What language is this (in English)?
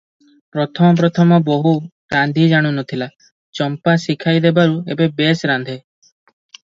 Odia